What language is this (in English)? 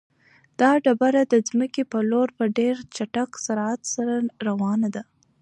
Pashto